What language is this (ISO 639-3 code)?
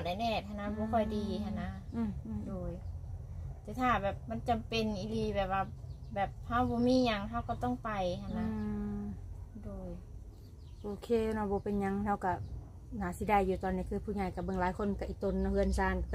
tha